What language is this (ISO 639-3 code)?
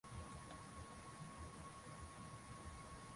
swa